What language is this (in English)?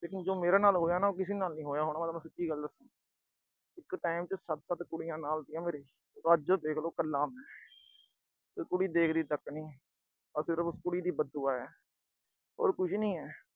Punjabi